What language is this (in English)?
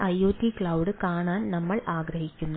Malayalam